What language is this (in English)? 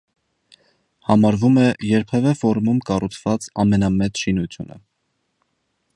Armenian